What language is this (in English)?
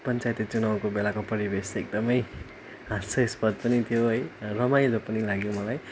Nepali